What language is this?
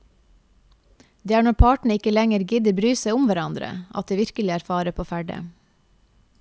Norwegian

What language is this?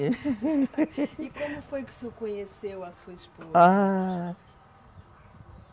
Portuguese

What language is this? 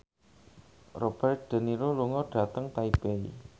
Javanese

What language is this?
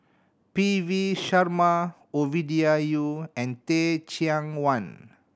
English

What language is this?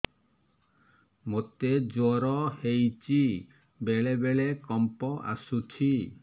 Odia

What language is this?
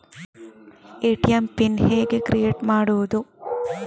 Kannada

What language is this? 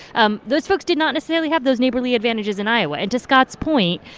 English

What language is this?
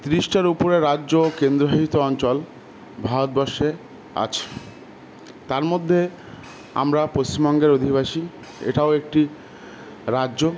Bangla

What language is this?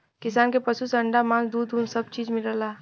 Bhojpuri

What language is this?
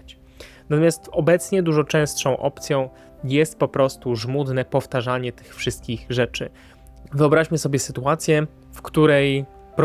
Polish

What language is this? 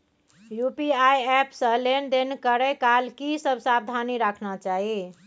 Maithili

